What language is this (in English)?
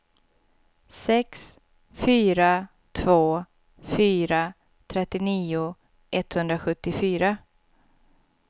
Swedish